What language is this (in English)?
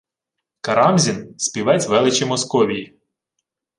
Ukrainian